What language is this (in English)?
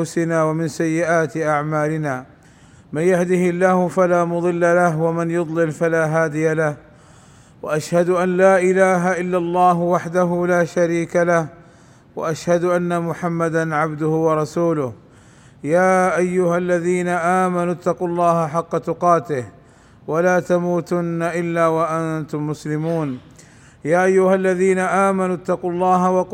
Arabic